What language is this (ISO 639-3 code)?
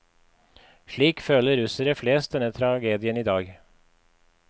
nor